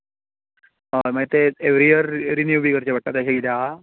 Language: Konkani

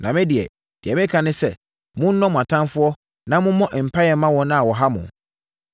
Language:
Akan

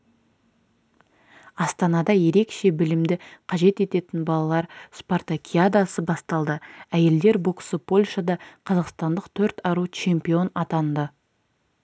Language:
Kazakh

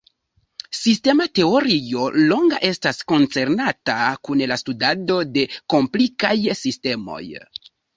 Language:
Esperanto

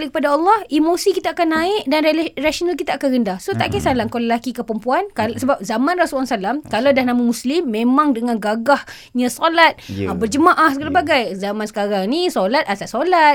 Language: Malay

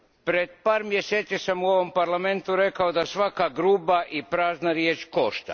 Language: Croatian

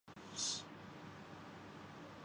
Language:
Urdu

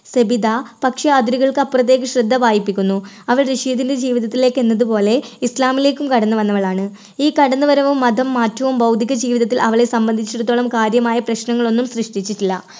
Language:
Malayalam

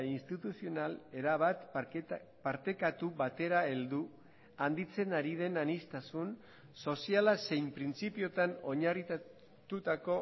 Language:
Basque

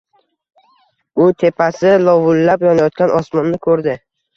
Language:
Uzbek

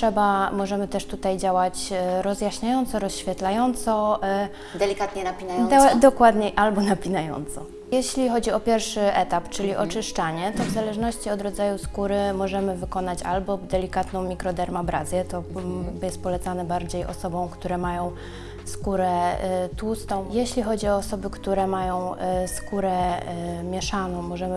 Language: Polish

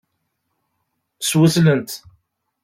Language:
Kabyle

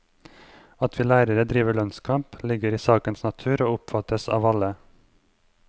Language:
Norwegian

